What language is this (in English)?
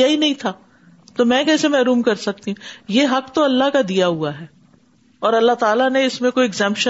Urdu